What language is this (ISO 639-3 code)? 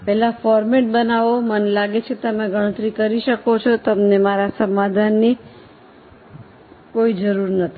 guj